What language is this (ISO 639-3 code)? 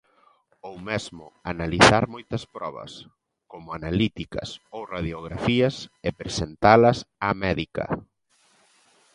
glg